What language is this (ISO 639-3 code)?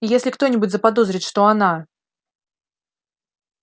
rus